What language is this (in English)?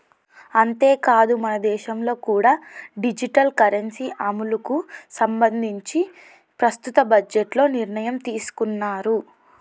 Telugu